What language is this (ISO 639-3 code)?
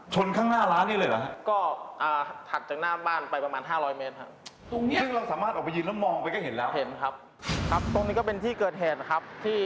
tha